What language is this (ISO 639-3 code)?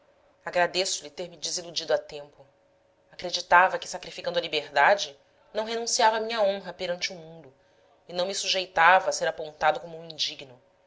por